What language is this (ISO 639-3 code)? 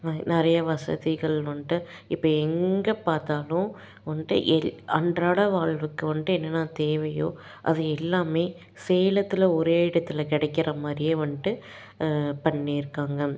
tam